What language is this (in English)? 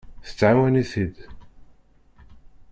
Kabyle